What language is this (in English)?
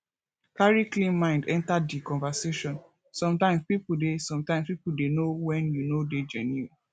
Nigerian Pidgin